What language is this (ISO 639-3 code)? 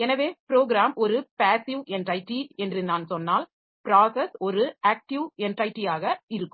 tam